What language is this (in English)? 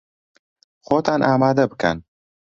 Central Kurdish